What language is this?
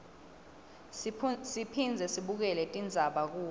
Swati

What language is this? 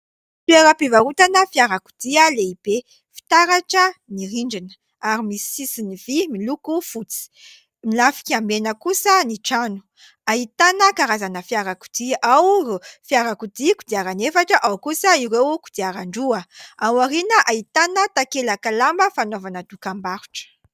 Malagasy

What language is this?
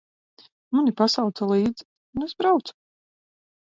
Latvian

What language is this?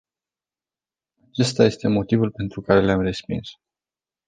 Romanian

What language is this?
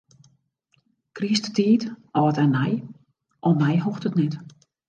Western Frisian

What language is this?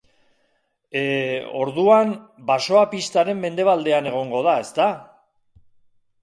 Basque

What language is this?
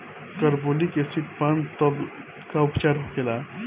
Bhojpuri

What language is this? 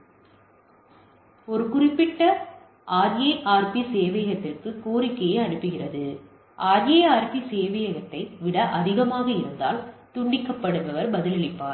Tamil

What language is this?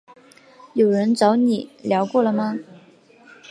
Chinese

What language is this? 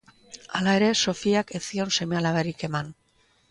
Basque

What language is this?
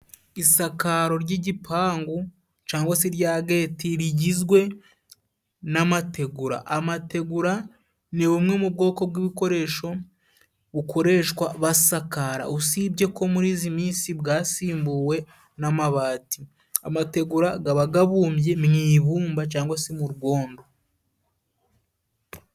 Kinyarwanda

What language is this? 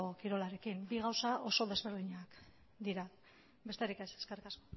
Basque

